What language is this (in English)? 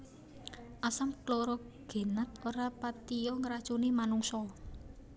Javanese